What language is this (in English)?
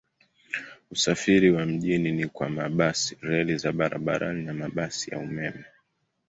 Swahili